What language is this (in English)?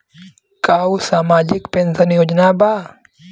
Bhojpuri